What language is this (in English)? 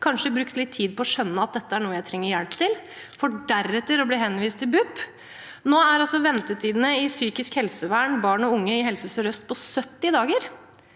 Norwegian